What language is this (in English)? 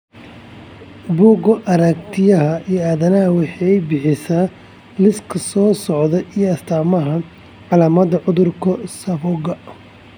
Somali